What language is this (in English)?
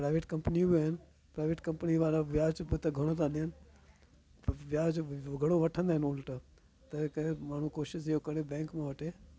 Sindhi